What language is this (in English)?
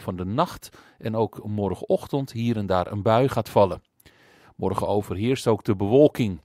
Dutch